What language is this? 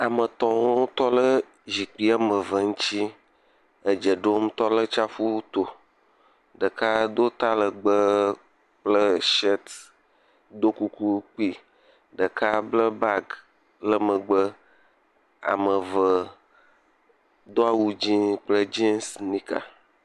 Ewe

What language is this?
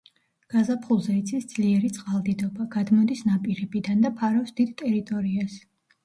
Georgian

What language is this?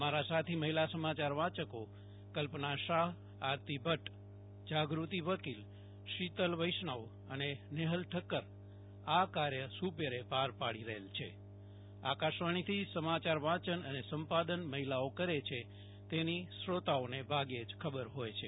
Gujarati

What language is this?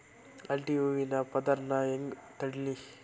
Kannada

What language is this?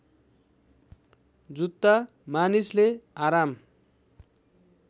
Nepali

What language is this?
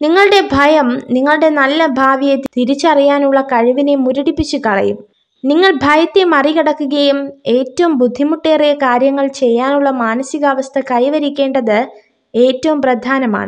Malayalam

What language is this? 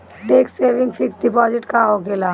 Bhojpuri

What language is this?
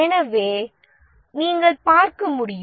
Tamil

